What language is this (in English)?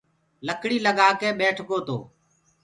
Gurgula